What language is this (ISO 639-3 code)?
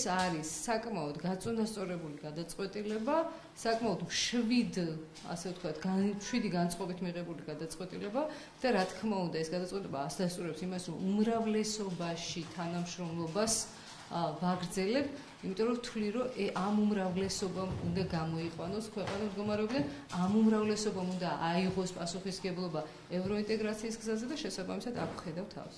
ron